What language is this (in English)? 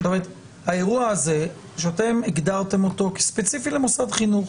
Hebrew